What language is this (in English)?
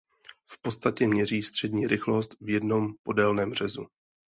Czech